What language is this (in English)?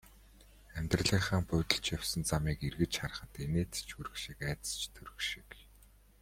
Mongolian